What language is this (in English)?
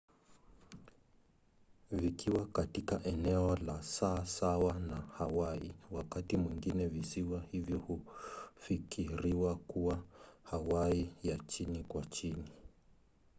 Swahili